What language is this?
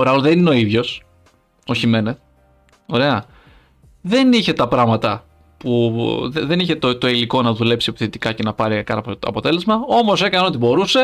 Greek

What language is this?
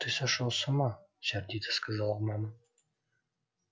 Russian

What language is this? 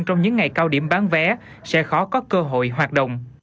Vietnamese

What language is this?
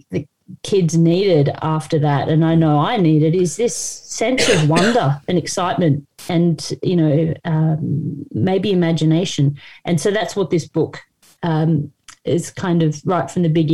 English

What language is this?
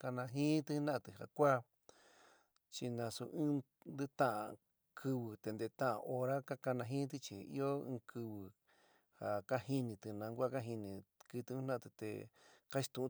San Miguel El Grande Mixtec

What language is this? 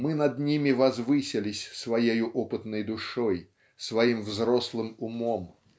Russian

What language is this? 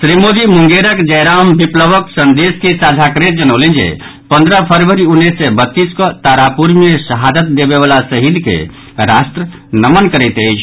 Maithili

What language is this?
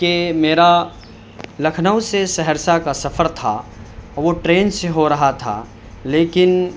Urdu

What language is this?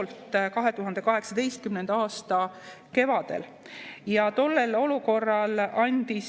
Estonian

